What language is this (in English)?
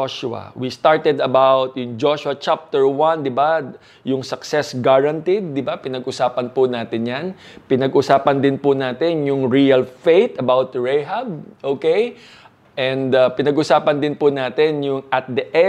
Filipino